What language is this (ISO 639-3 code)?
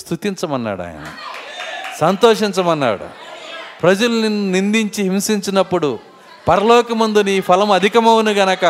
tel